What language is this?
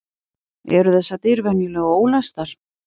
Icelandic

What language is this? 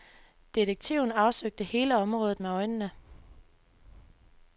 Danish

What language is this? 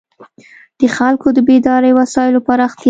Pashto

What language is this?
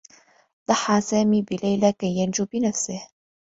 Arabic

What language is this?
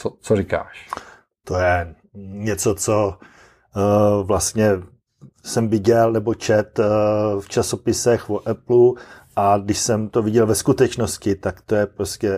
Czech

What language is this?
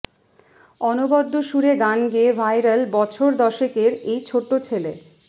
Bangla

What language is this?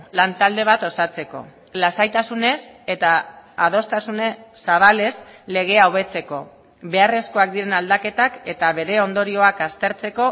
Basque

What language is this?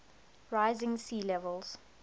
English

